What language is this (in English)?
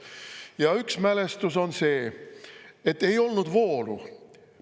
Estonian